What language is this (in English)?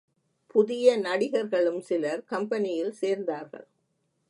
Tamil